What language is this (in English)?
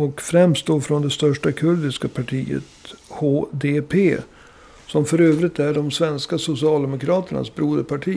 Swedish